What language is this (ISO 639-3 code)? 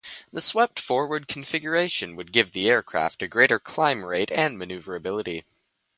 eng